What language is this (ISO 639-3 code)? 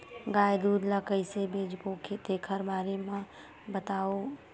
hne